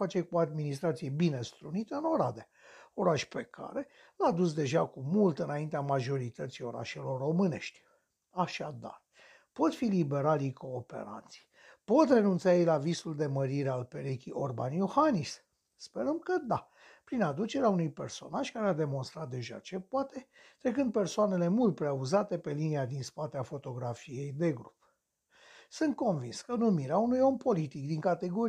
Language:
Romanian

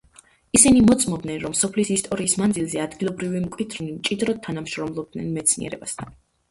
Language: Georgian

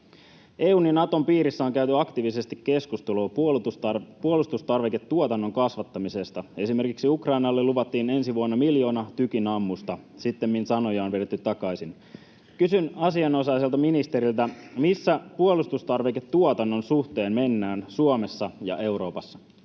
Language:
Finnish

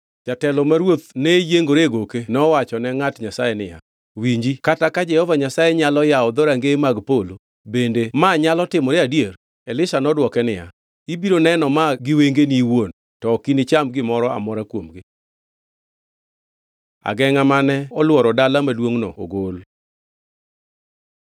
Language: Luo (Kenya and Tanzania)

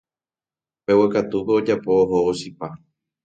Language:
Guarani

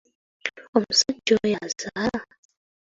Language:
Ganda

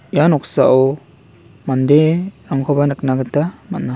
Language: Garo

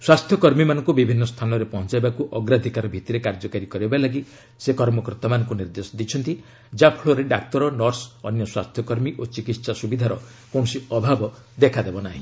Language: Odia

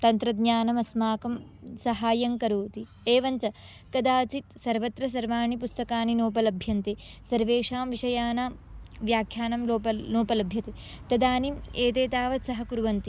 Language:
Sanskrit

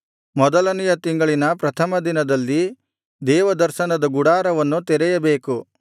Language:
Kannada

